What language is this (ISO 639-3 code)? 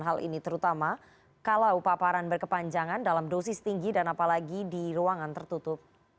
ind